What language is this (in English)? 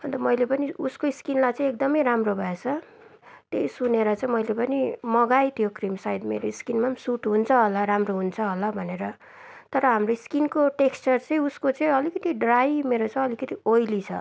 Nepali